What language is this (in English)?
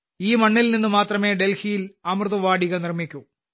Malayalam